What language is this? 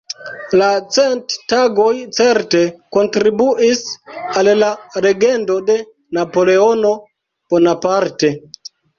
Esperanto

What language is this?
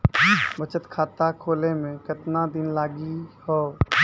Maithili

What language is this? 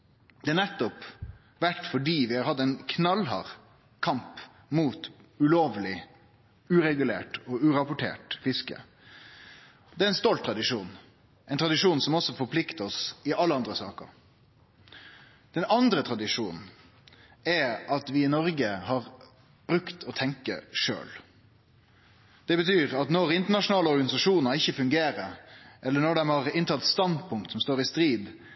Norwegian Nynorsk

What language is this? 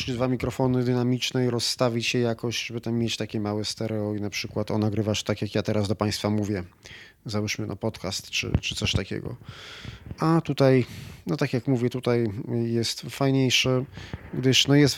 Polish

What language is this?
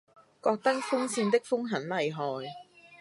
Cantonese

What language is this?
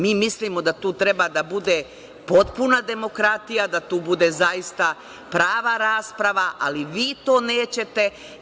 Serbian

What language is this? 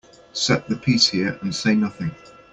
English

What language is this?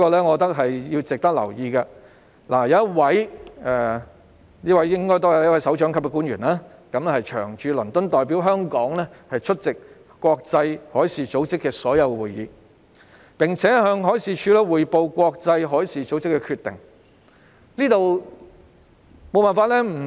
Cantonese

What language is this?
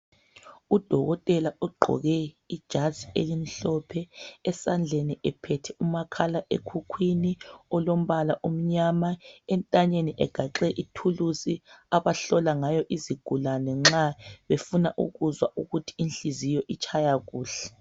North Ndebele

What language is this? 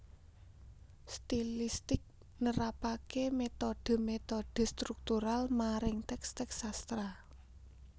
Javanese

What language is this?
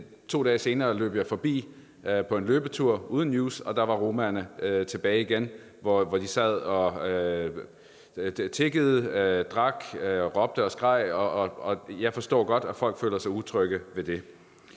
Danish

